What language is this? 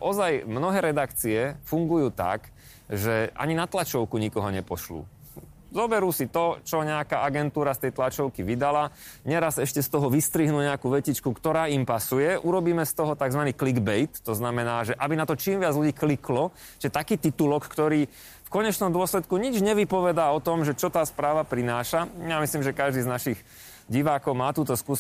Slovak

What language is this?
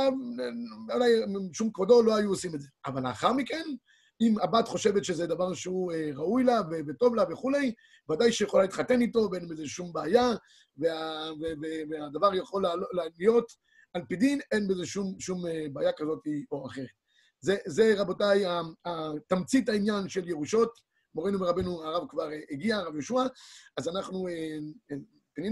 Hebrew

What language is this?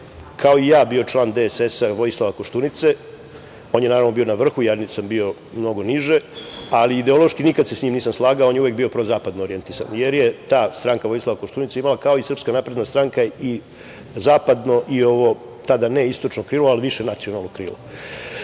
Serbian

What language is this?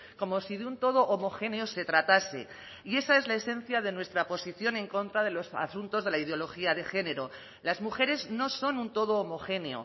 Spanish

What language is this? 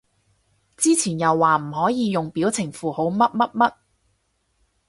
Cantonese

